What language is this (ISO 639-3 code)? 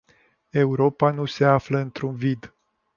ron